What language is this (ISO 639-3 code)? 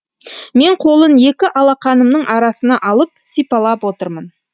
kaz